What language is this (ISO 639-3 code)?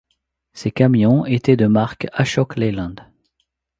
fra